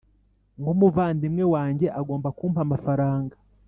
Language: Kinyarwanda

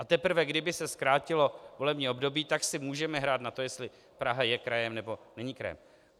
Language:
Czech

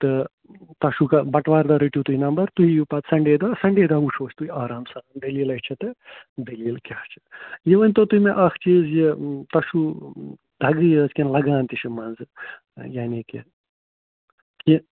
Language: Kashmiri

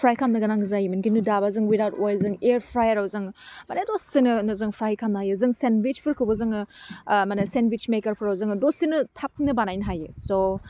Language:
Bodo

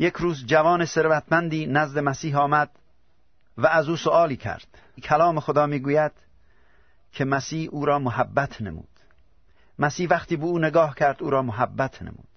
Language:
Persian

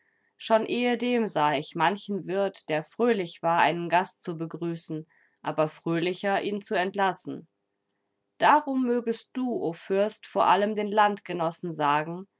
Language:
German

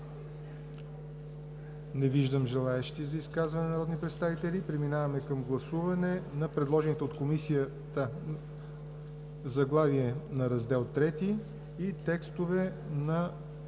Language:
Bulgarian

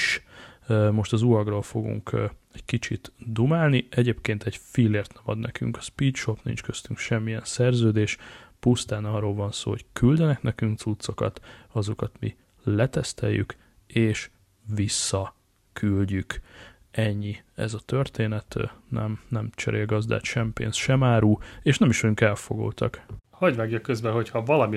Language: Hungarian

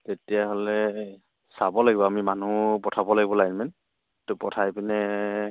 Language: Assamese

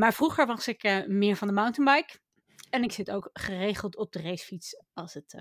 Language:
Dutch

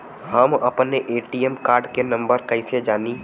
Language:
Bhojpuri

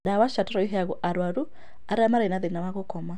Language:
Kikuyu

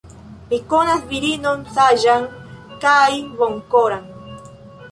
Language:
Esperanto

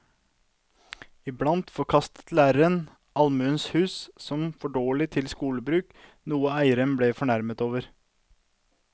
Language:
Norwegian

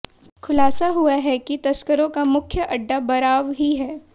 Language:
Hindi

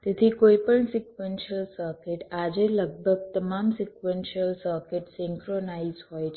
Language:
Gujarati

